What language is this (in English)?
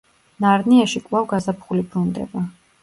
Georgian